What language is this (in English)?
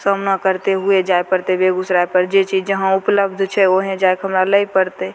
Maithili